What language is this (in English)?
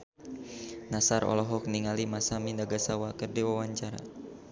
Sundanese